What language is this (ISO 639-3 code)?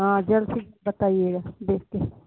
urd